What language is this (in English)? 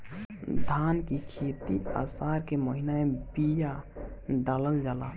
Bhojpuri